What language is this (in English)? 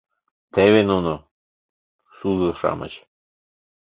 Mari